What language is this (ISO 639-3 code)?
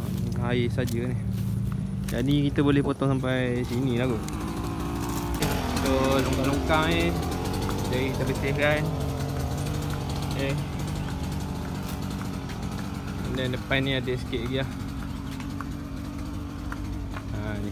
msa